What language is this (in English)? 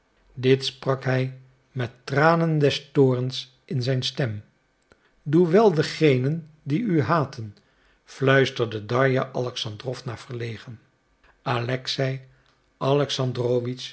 Dutch